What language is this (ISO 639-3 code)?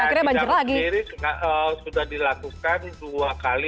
ind